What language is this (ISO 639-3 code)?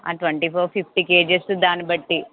tel